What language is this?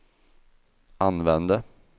Swedish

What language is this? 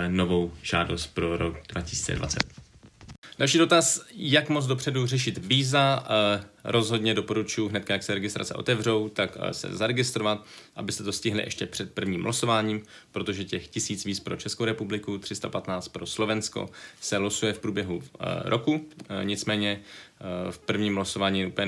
Czech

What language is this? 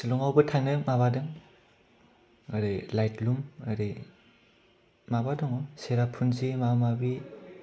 Bodo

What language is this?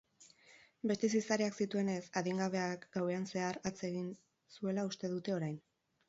Basque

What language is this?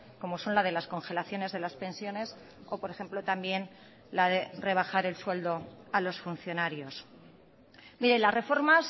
Spanish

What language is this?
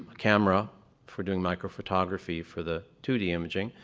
English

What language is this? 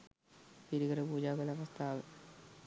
Sinhala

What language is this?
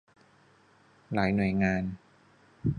Thai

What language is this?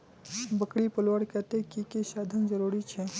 Magahi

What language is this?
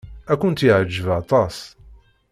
Kabyle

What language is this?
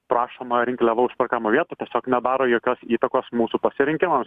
Lithuanian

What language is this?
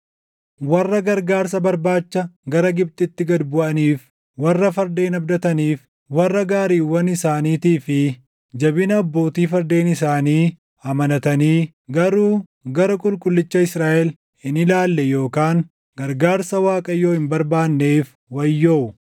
Oromo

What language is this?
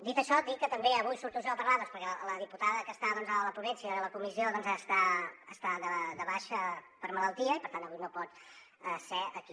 Catalan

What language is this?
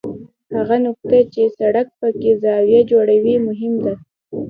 Pashto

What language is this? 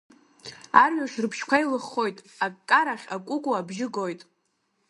Abkhazian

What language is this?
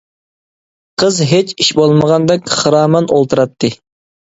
Uyghur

